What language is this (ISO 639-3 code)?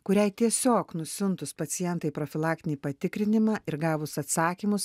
lit